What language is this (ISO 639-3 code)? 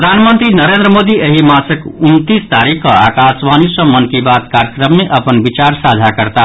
mai